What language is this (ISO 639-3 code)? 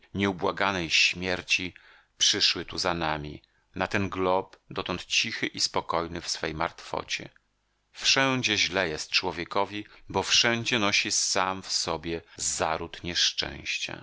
pol